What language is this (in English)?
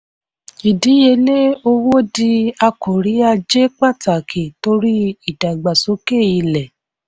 Yoruba